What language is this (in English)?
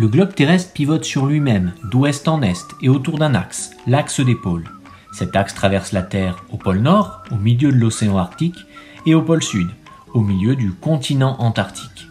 French